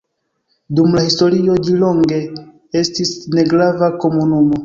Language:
Esperanto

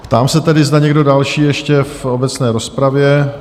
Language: Czech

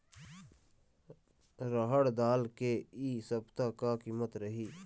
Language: Chhattisgarhi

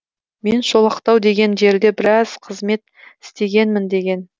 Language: Kazakh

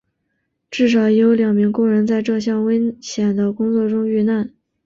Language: Chinese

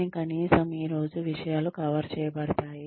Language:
Telugu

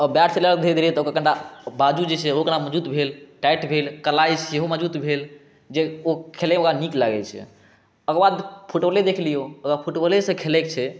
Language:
Maithili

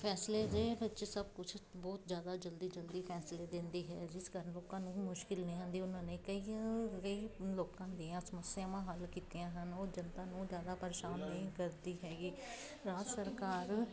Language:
Punjabi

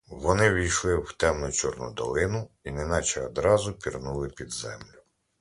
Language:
Ukrainian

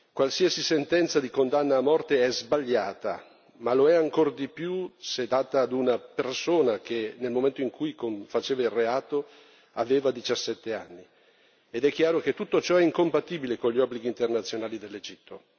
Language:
Italian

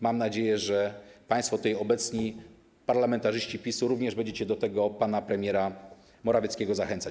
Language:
Polish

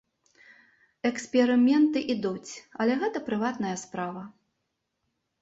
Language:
Belarusian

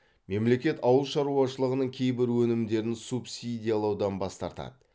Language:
Kazakh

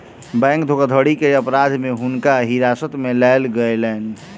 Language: Maithili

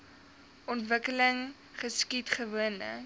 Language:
Afrikaans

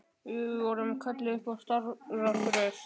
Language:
Icelandic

